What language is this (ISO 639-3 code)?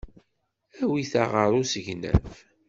kab